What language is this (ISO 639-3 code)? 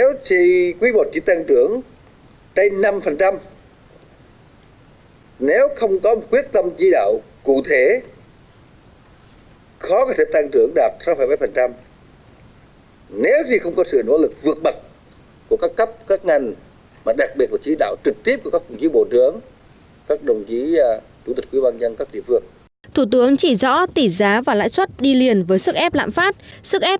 vie